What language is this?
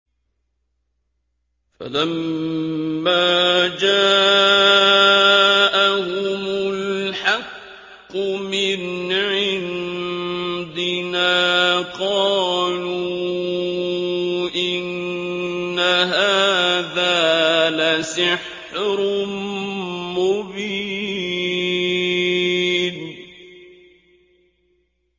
Arabic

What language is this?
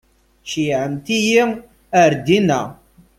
Kabyle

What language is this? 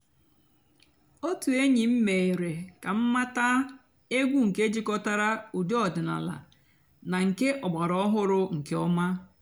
Igbo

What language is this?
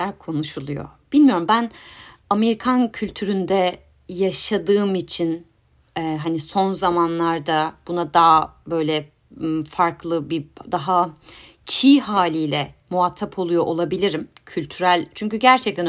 Turkish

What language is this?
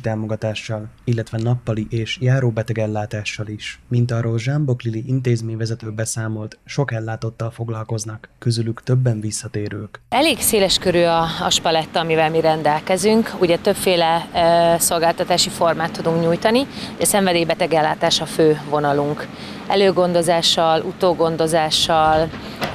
Hungarian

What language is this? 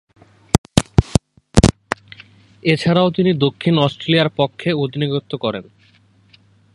Bangla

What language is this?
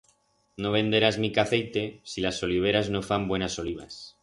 Aragonese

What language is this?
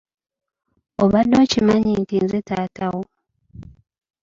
Ganda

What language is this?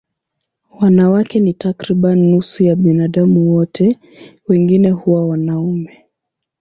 Swahili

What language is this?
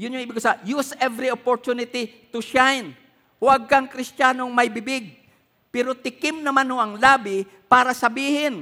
Filipino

